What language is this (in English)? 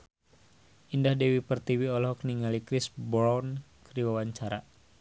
Sundanese